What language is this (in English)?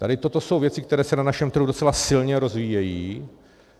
Czech